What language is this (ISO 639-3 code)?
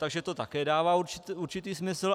ces